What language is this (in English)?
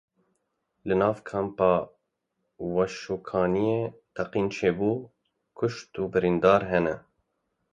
Kurdish